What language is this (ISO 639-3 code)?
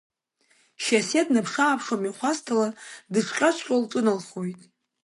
abk